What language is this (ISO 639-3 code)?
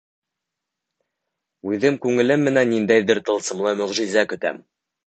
bak